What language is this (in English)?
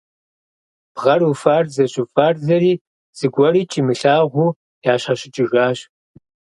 Kabardian